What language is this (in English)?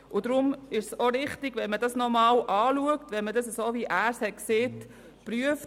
Swiss German